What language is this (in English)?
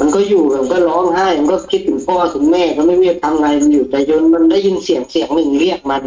Thai